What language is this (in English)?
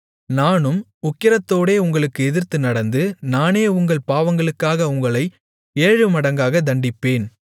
Tamil